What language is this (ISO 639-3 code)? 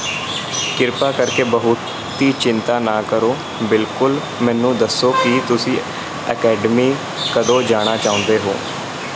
pan